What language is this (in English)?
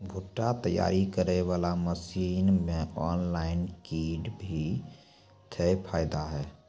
Maithili